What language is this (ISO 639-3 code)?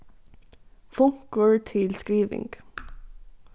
fao